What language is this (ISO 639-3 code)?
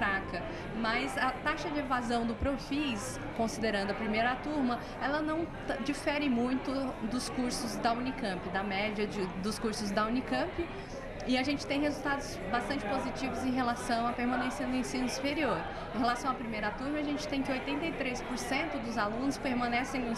por